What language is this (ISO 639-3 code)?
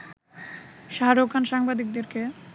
ben